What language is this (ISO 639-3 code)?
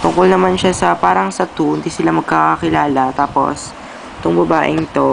fil